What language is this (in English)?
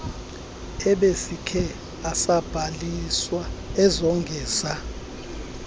Xhosa